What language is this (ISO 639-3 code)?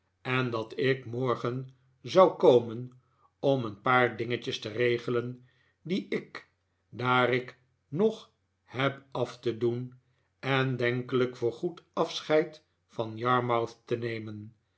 nld